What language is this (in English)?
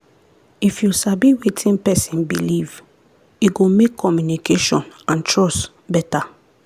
Nigerian Pidgin